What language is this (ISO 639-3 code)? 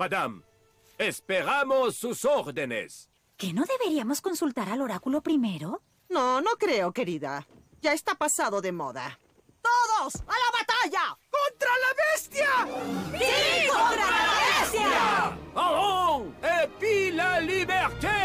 spa